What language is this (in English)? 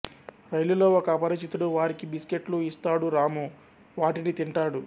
Telugu